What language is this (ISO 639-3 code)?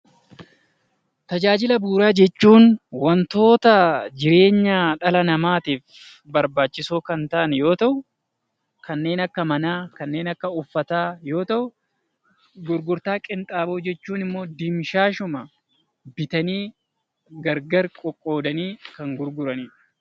orm